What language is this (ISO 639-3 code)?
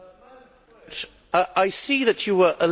eng